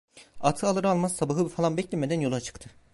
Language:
Turkish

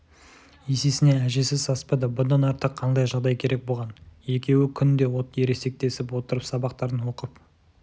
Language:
Kazakh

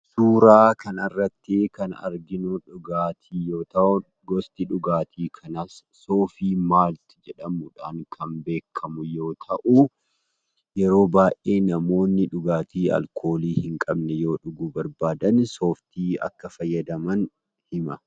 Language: Oromo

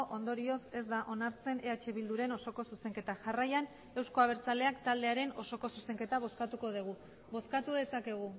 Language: Basque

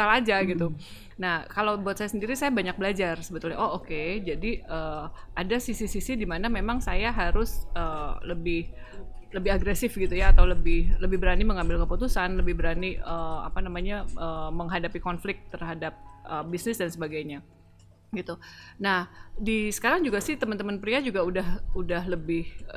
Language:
Indonesian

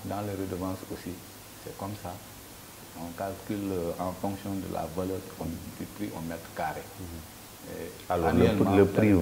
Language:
French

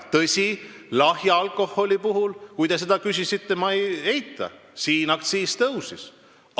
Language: Estonian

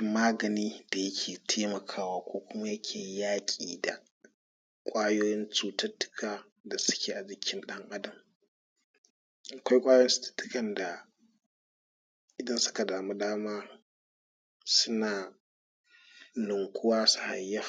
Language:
Hausa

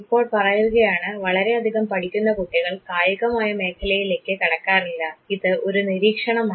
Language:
Malayalam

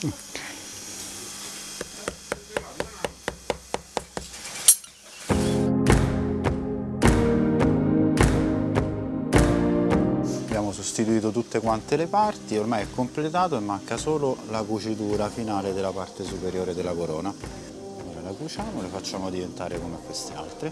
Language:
Italian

